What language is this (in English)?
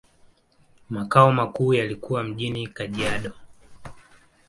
Swahili